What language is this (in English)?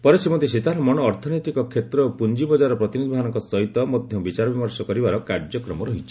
Odia